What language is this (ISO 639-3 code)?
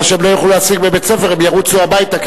heb